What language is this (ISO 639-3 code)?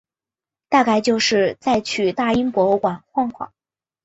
zho